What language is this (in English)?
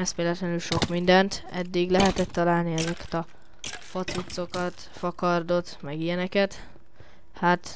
Hungarian